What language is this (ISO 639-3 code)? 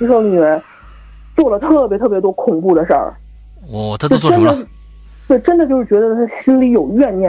zho